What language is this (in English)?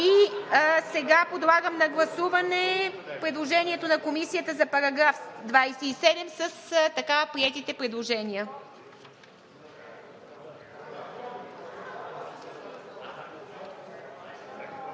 Bulgarian